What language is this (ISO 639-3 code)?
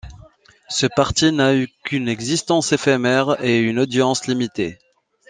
fra